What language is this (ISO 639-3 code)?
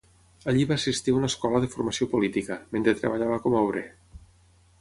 cat